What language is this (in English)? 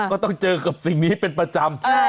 Thai